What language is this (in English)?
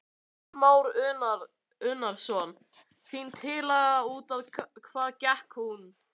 Icelandic